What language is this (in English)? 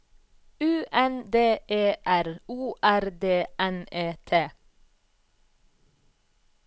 Norwegian